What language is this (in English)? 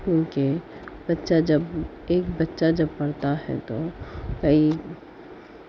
Urdu